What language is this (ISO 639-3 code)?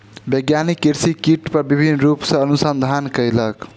mai